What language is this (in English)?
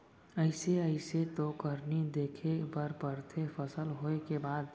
Chhattisgarhi